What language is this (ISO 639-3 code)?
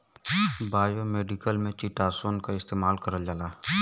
bho